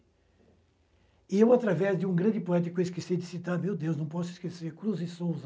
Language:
Portuguese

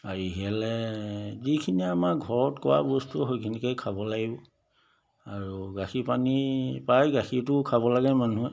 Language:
Assamese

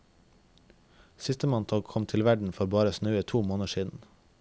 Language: Norwegian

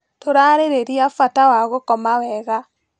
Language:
Kikuyu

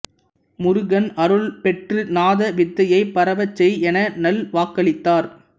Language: Tamil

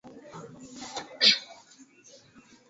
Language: Swahili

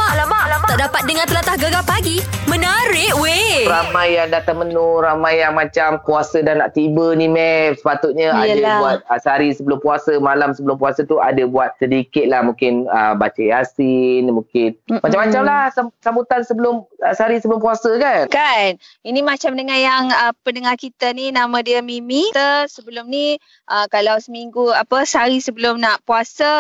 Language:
Malay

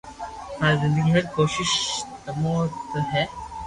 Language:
Loarki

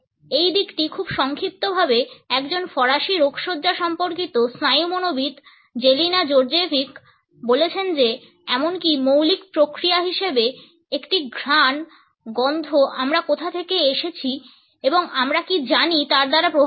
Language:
Bangla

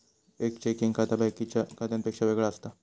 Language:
Marathi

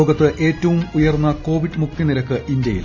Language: Malayalam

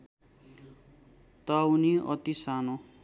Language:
Nepali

